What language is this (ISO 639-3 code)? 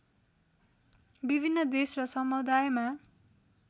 nep